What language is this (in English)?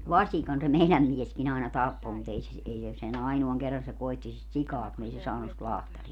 Finnish